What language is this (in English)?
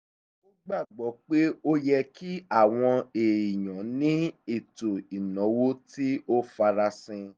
Yoruba